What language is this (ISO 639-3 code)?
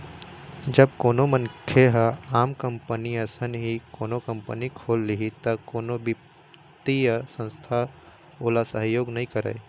hne